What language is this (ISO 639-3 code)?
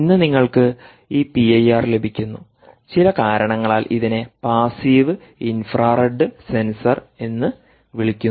mal